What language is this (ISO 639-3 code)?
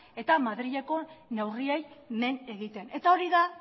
eus